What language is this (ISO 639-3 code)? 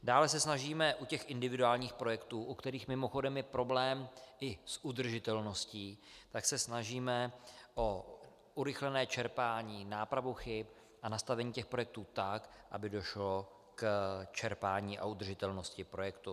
ces